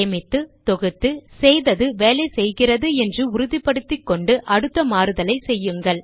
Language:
Tamil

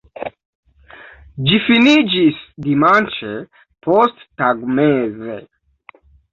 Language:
Esperanto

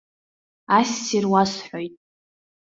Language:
Abkhazian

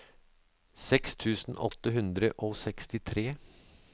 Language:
Norwegian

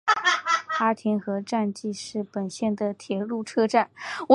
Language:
Chinese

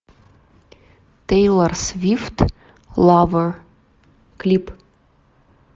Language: Russian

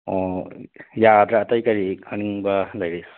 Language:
Manipuri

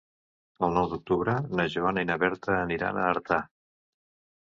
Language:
Catalan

